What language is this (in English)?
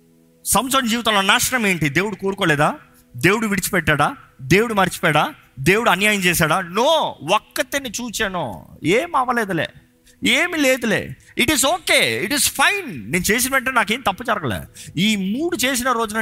Telugu